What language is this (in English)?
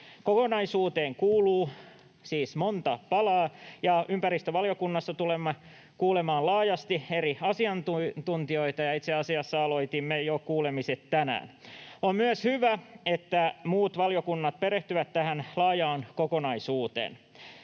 Finnish